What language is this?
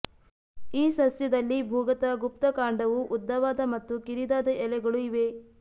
Kannada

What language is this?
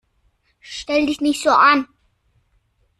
German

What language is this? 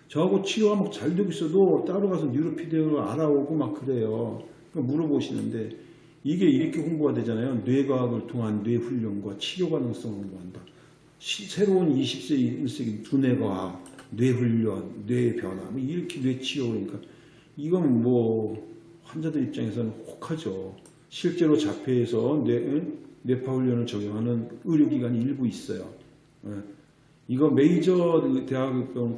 Korean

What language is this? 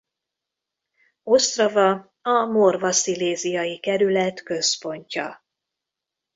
Hungarian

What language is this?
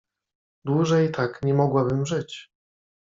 Polish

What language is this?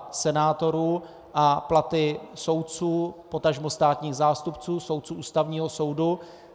Czech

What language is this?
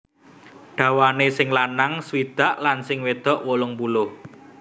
Javanese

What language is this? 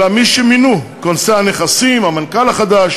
Hebrew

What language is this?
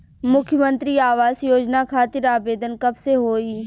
Bhojpuri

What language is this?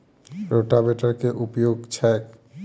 Maithili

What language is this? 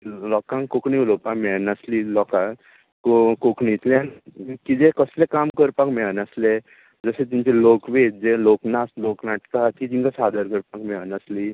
Konkani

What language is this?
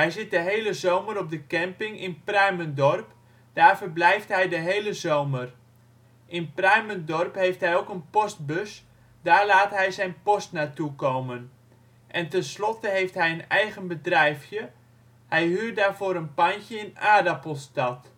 Dutch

